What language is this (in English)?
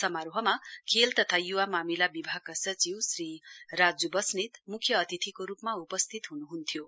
Nepali